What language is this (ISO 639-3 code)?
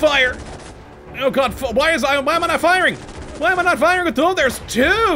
eng